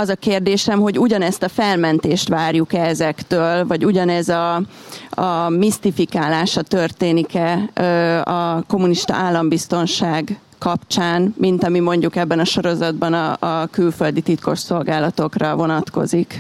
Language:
Hungarian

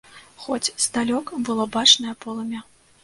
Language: Belarusian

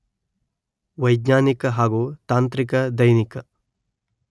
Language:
Kannada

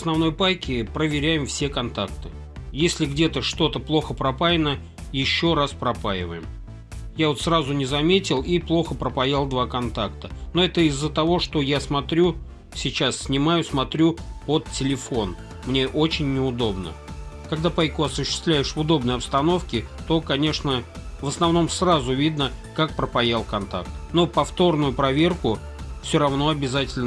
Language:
Russian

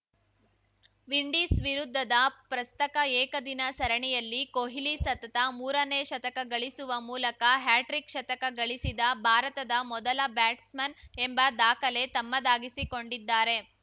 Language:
Kannada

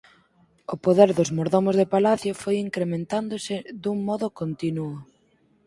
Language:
Galician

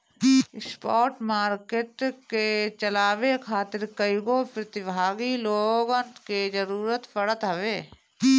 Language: Bhojpuri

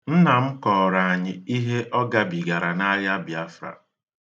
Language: Igbo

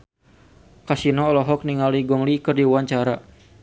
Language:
Sundanese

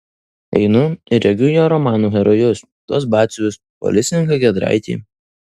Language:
Lithuanian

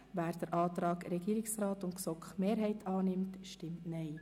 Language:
Swiss German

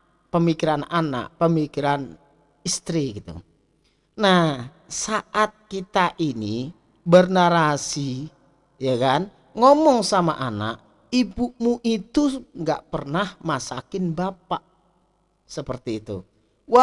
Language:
Indonesian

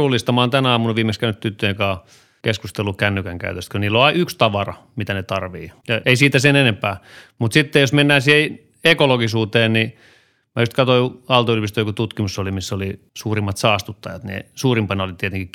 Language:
Finnish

